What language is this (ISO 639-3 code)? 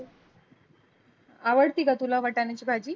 mar